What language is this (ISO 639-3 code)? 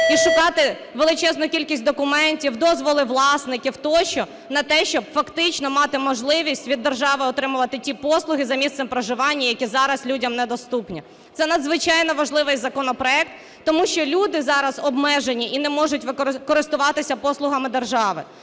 ukr